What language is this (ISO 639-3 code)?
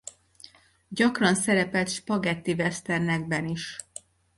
hun